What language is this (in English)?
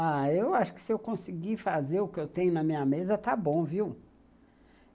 Portuguese